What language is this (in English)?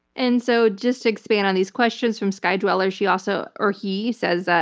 English